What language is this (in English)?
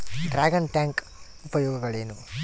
Kannada